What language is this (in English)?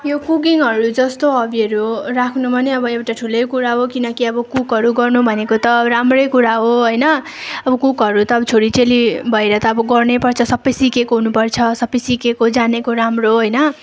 Nepali